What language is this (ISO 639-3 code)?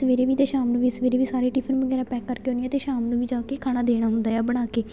pan